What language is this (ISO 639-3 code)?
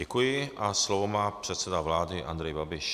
ces